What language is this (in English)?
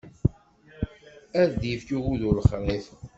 Kabyle